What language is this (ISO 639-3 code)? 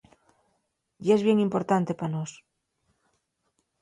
ast